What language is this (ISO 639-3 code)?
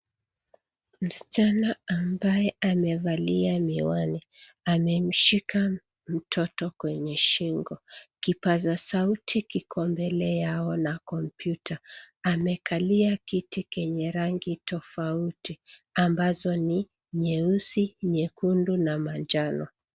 swa